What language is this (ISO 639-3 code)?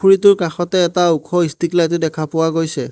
asm